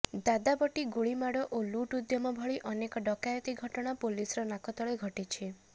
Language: Odia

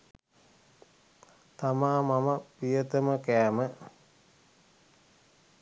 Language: Sinhala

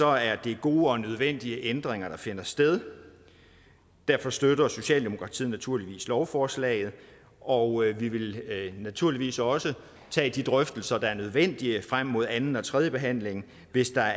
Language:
Danish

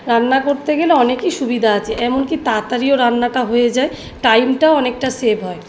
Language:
Bangla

